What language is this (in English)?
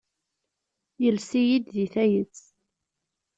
Kabyle